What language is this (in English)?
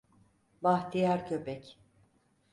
Turkish